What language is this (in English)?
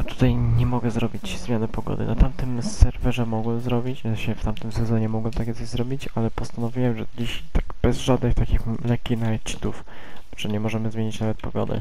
Polish